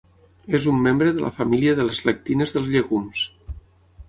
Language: Catalan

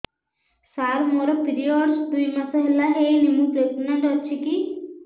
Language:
Odia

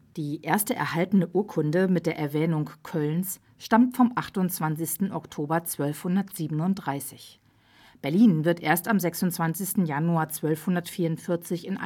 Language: German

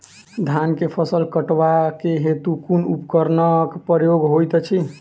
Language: Maithili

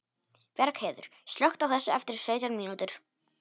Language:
Icelandic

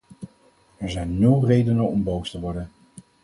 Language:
Dutch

